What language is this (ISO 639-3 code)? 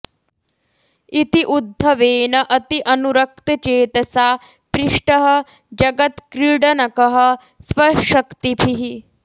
san